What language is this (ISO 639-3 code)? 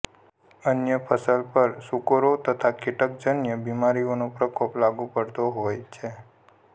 guj